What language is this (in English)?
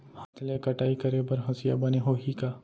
Chhattisgarhi